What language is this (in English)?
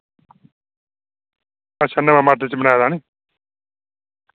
Dogri